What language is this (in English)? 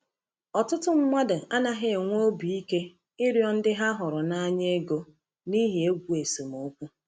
Igbo